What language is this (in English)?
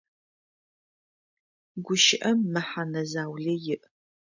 Adyghe